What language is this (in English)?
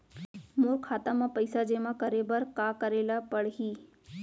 Chhattisgarhi